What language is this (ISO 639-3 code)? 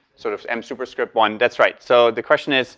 eng